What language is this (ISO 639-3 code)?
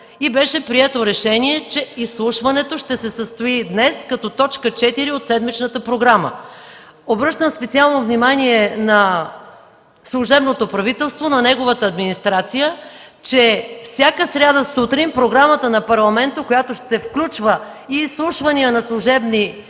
bul